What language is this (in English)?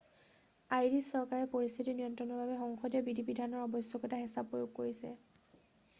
Assamese